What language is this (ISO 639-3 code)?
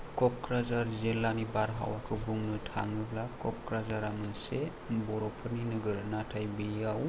brx